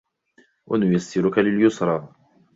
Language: Arabic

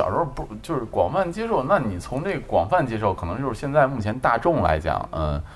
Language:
Chinese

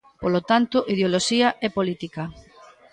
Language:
Galician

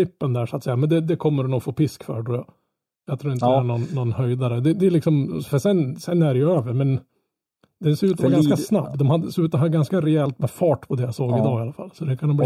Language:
Swedish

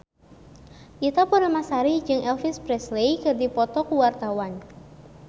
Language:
Sundanese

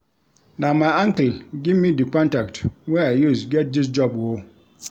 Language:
Nigerian Pidgin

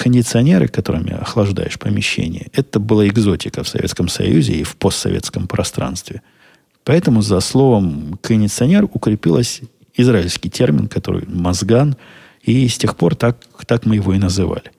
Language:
Russian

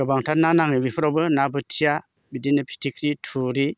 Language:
Bodo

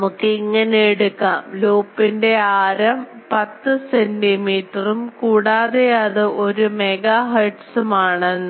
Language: Malayalam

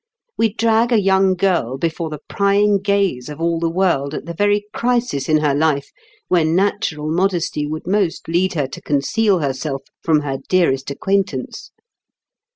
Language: English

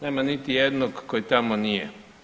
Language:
Croatian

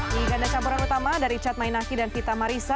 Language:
Indonesian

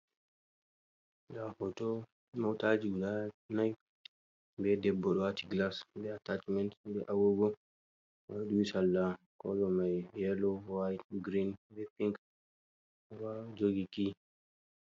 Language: Fula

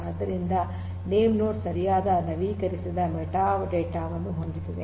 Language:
Kannada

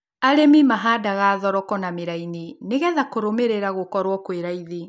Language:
Kikuyu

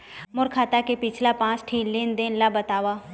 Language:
Chhattisgarhi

